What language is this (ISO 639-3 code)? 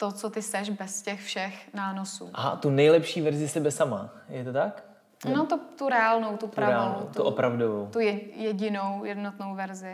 ces